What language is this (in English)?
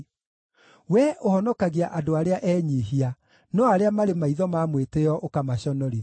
Kikuyu